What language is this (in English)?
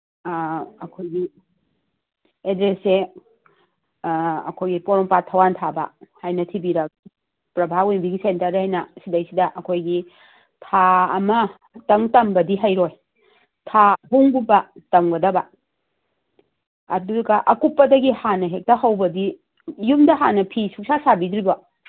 Manipuri